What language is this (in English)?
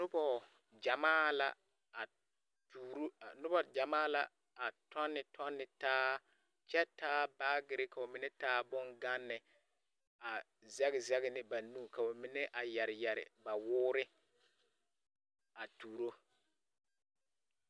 Southern Dagaare